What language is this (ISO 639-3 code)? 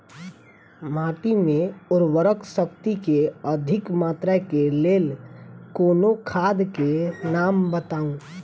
mai